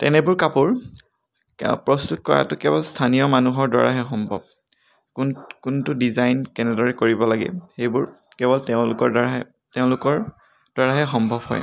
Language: Assamese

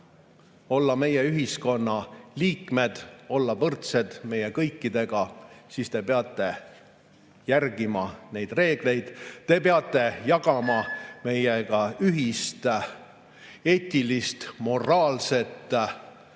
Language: Estonian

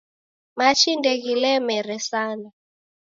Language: Taita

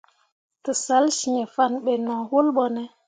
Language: Mundang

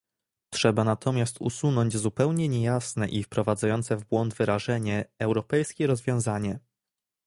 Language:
Polish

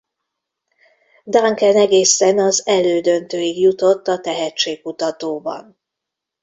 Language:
Hungarian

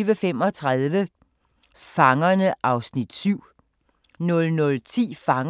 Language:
Danish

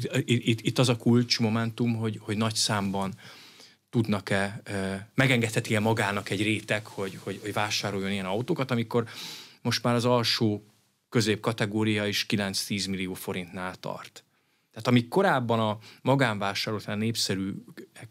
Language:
Hungarian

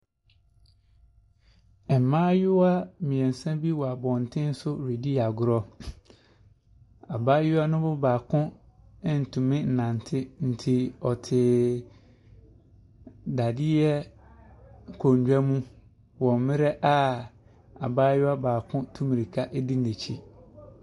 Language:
Akan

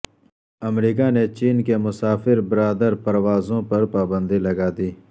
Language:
Urdu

